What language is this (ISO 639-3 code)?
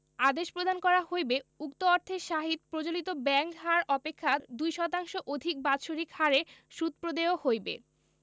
ben